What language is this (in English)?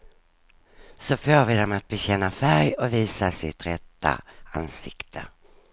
Swedish